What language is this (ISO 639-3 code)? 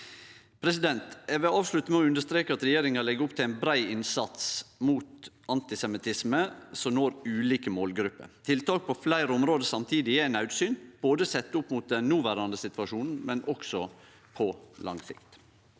nor